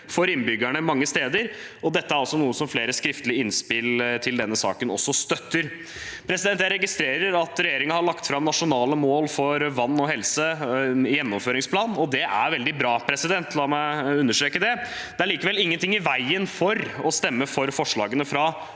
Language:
Norwegian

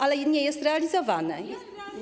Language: Polish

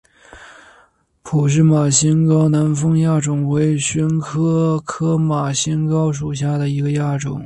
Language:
Chinese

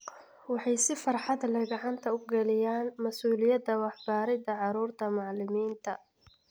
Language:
Somali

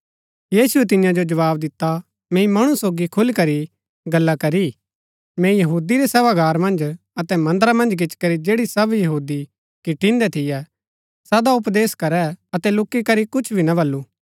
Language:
Gaddi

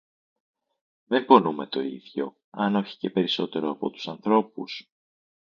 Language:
Greek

